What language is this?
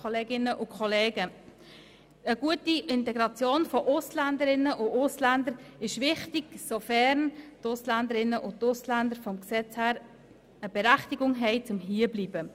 Swiss German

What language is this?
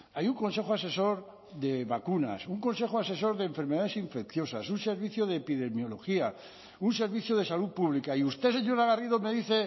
Spanish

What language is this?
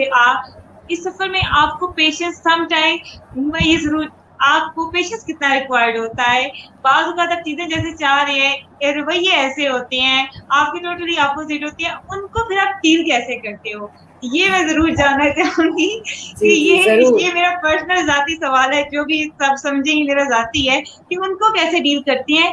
Urdu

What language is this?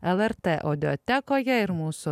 Lithuanian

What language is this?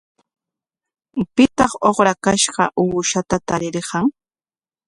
Corongo Ancash Quechua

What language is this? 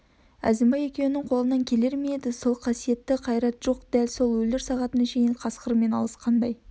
Kazakh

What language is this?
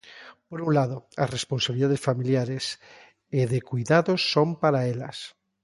Galician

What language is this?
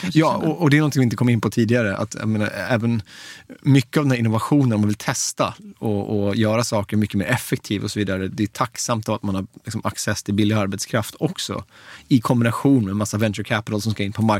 Swedish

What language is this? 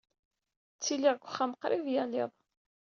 Kabyle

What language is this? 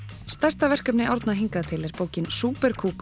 Icelandic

